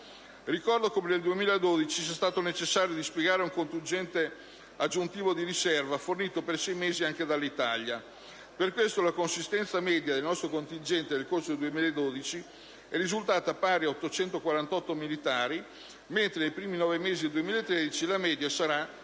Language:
Italian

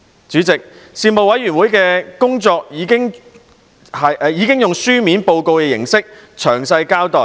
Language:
Cantonese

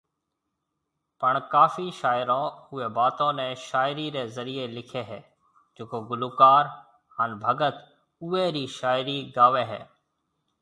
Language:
Marwari (Pakistan)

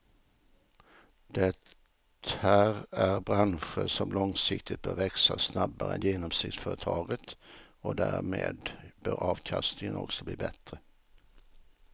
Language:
Swedish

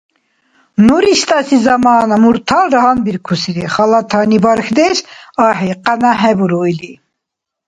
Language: Dargwa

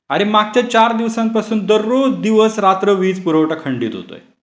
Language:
Marathi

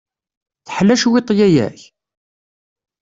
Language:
Kabyle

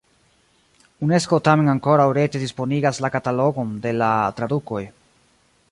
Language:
Esperanto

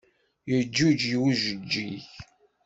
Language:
Kabyle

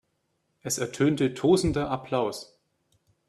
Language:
German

